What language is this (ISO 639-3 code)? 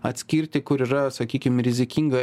lit